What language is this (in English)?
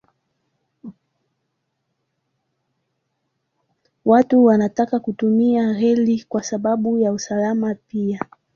Swahili